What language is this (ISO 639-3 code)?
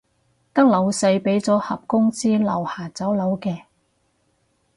yue